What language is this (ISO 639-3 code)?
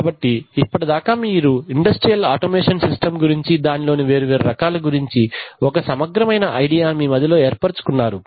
tel